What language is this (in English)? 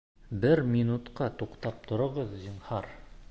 Bashkir